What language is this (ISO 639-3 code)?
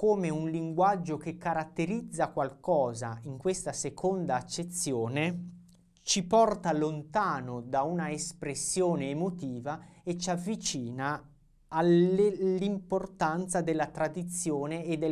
ita